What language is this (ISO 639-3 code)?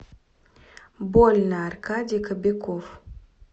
rus